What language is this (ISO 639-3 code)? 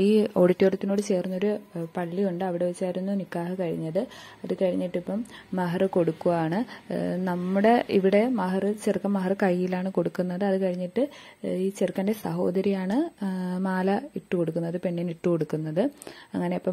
mal